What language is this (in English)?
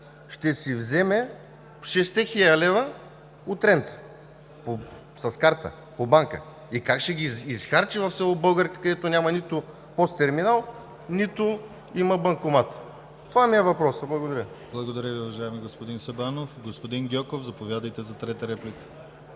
Bulgarian